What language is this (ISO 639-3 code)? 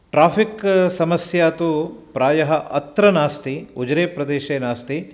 san